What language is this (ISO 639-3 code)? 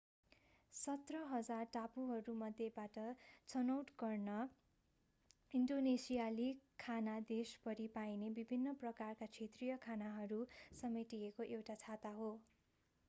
nep